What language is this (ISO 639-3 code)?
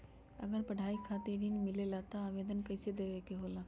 mag